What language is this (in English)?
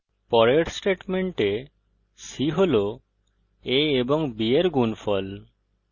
Bangla